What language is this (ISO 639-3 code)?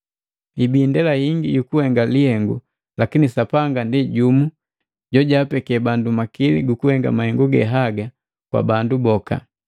mgv